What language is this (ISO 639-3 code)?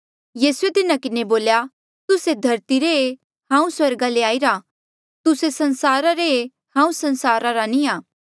mjl